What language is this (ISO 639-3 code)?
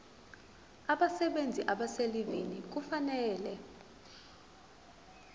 zul